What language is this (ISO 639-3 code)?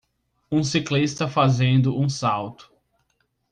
por